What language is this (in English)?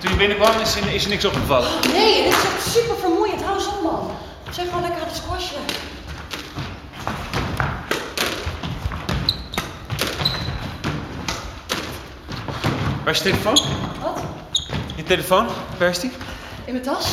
Dutch